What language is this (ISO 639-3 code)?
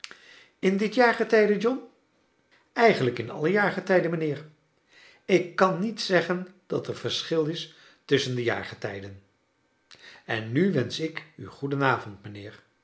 nld